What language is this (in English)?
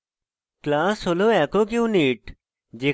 Bangla